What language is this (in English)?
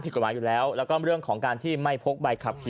Thai